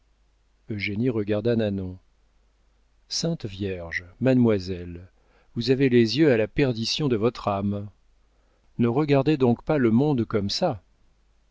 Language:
French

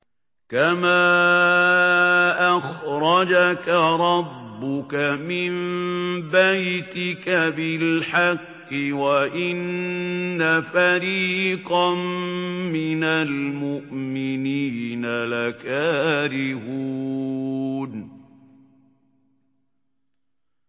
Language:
Arabic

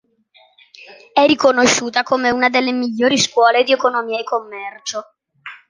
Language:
Italian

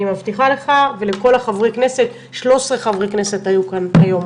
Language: Hebrew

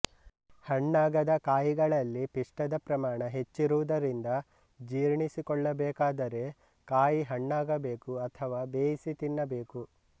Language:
Kannada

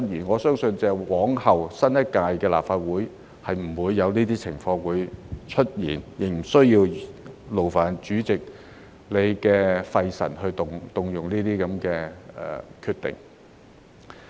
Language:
Cantonese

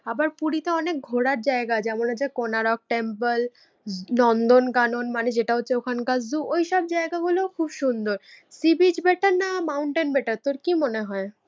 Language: Bangla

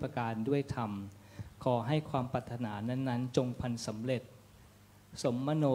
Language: Thai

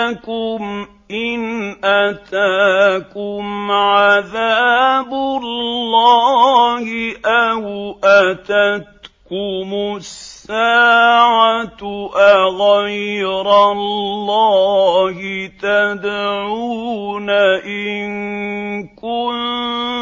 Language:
Arabic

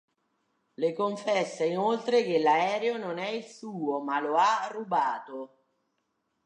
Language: Italian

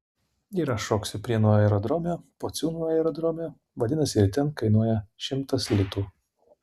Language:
Lithuanian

